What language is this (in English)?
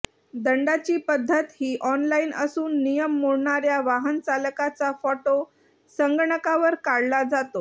Marathi